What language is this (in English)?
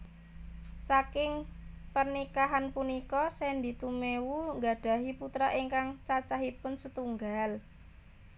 Javanese